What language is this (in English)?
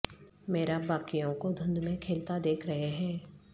Urdu